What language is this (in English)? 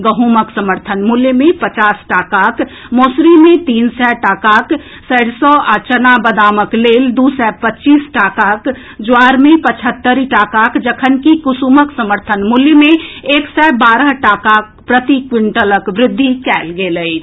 Maithili